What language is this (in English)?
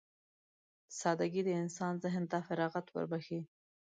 Pashto